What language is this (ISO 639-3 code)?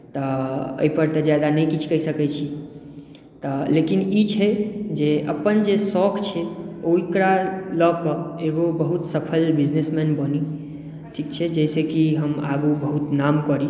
mai